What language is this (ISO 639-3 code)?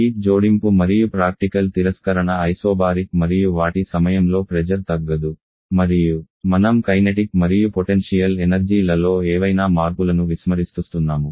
tel